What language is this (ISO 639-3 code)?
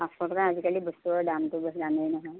asm